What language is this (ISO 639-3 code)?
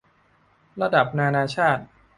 tha